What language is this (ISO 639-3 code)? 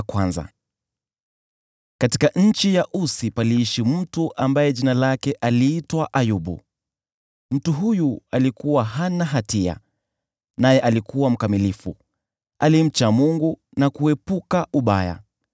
swa